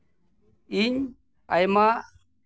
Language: Santali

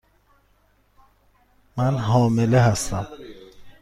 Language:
Persian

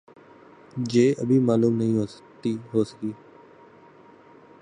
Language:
Urdu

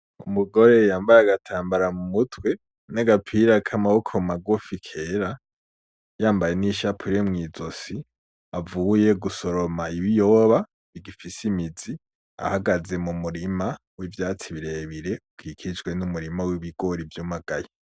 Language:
Rundi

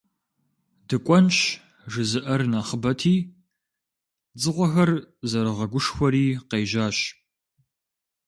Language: Kabardian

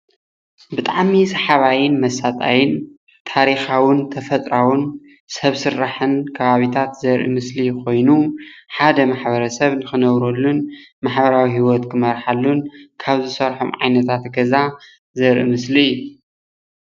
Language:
Tigrinya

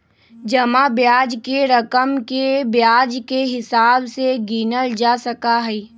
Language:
Magahi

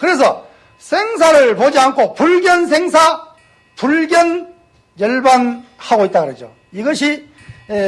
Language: Korean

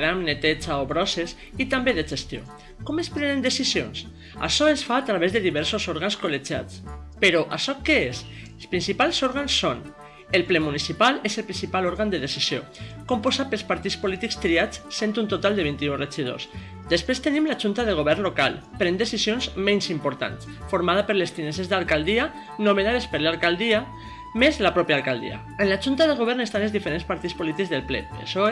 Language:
Catalan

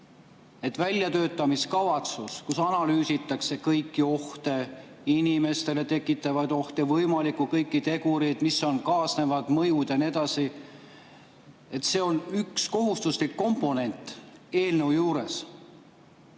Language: Estonian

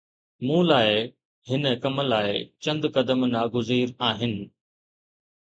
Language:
Sindhi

